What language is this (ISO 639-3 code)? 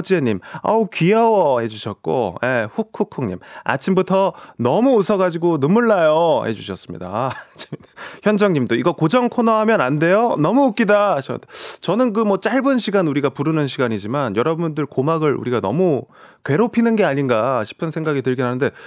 kor